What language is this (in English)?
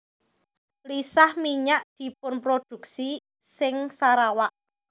Javanese